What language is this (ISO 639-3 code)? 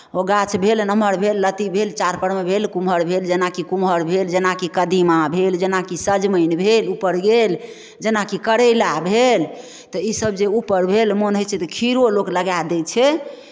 mai